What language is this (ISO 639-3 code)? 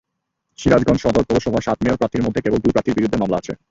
ben